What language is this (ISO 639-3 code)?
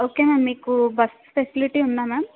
tel